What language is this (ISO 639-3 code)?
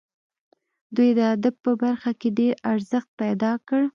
pus